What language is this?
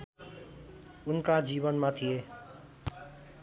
Nepali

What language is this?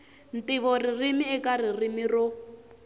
Tsonga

